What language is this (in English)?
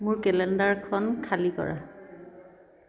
Assamese